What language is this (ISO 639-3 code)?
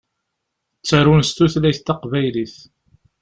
kab